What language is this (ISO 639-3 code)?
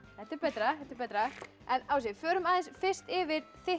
isl